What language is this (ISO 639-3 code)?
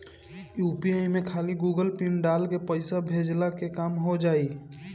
bho